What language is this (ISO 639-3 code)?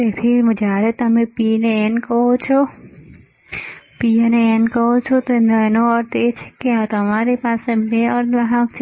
guj